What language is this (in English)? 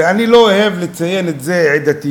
Hebrew